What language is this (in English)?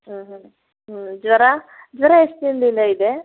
Kannada